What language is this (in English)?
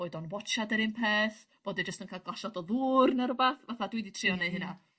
Welsh